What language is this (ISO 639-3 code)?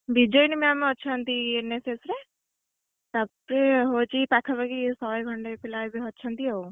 ori